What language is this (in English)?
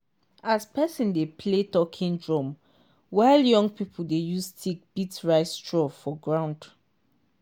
Nigerian Pidgin